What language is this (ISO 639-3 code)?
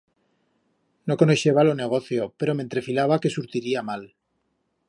arg